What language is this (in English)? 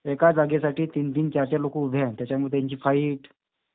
Marathi